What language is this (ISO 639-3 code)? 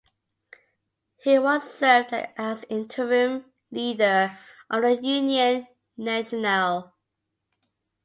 eng